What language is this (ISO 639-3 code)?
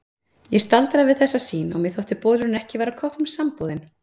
isl